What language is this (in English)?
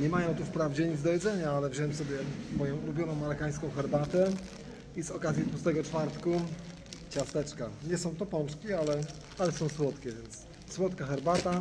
Polish